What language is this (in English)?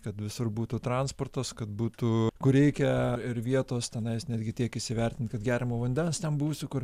Lithuanian